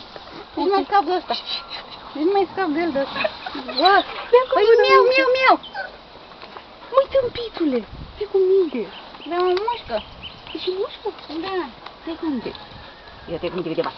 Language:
Romanian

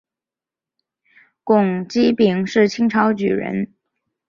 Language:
Chinese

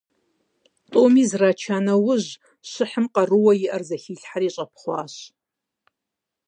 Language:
Kabardian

